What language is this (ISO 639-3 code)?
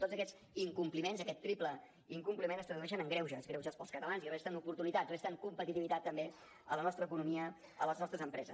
cat